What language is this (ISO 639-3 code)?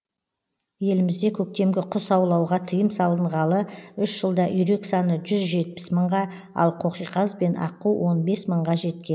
kaz